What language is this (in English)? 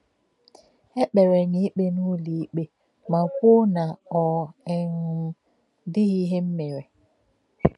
Igbo